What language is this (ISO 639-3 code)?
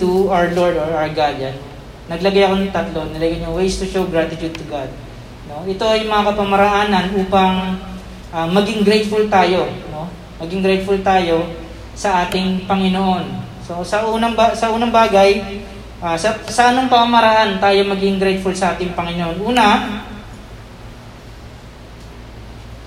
fil